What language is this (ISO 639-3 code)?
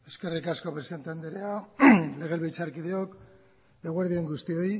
eus